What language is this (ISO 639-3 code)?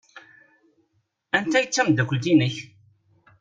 kab